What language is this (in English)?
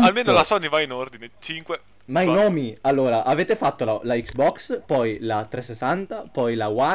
Italian